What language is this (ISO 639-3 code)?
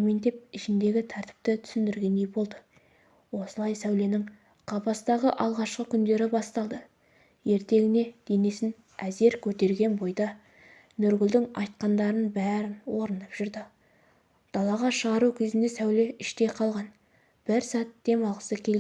tur